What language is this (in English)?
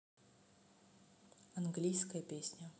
Russian